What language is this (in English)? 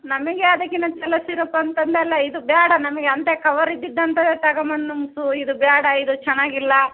Kannada